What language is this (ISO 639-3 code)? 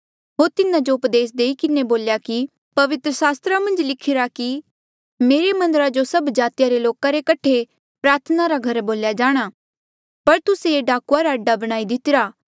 mjl